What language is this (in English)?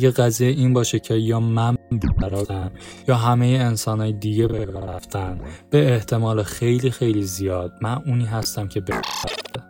Persian